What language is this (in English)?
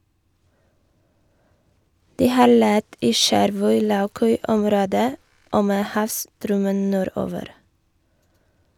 Norwegian